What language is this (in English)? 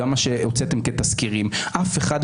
Hebrew